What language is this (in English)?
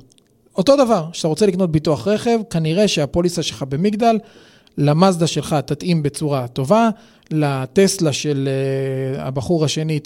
Hebrew